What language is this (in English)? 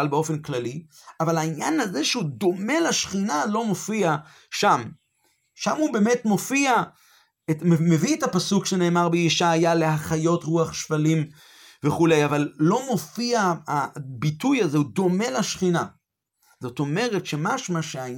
Hebrew